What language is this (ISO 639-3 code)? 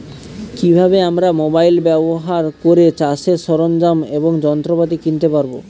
ben